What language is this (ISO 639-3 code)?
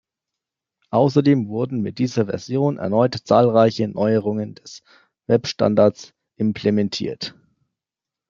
deu